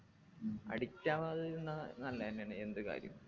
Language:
Malayalam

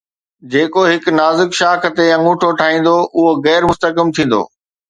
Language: Sindhi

